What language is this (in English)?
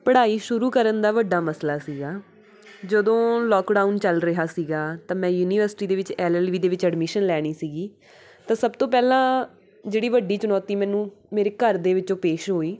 Punjabi